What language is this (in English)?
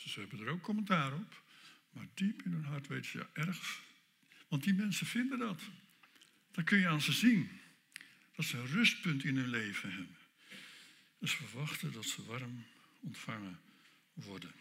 Dutch